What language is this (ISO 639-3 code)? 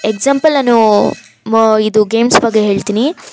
kan